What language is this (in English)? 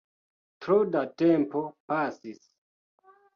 Esperanto